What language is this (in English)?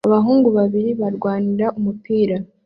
Kinyarwanda